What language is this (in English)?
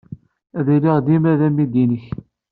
Kabyle